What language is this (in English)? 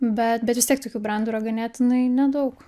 Lithuanian